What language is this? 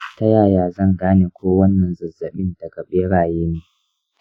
Hausa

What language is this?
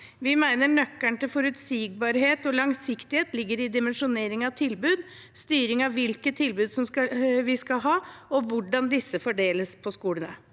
Norwegian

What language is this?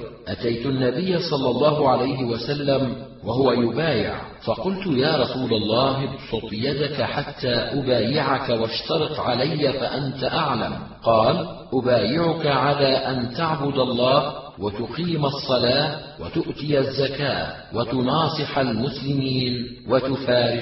Arabic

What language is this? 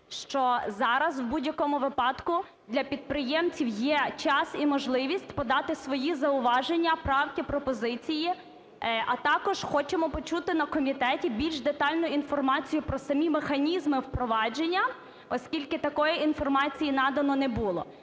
Ukrainian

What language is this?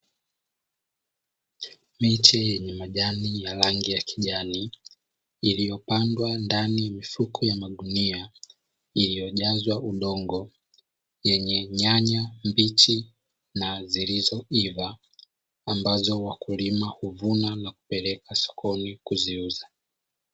Swahili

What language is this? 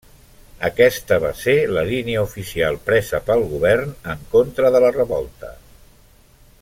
Catalan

